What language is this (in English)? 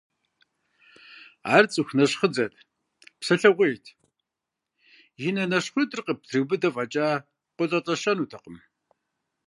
Kabardian